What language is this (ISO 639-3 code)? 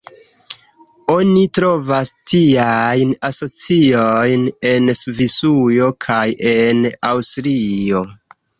epo